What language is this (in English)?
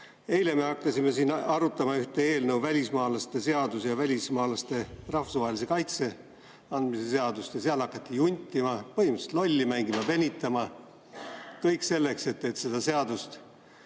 Estonian